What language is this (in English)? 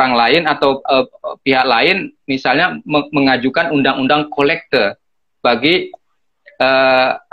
Indonesian